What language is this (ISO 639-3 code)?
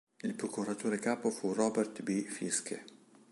ita